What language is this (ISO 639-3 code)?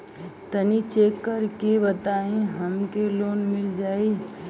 bho